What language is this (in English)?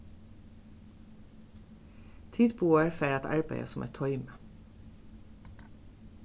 Faroese